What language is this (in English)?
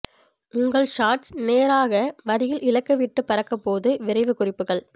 Tamil